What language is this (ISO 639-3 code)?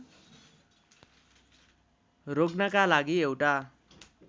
nep